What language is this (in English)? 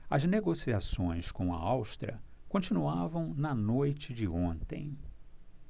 Portuguese